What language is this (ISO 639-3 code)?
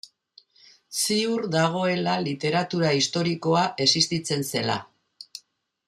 eus